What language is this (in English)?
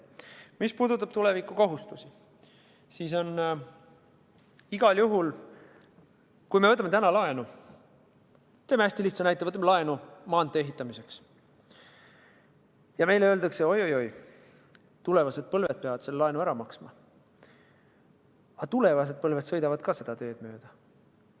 Estonian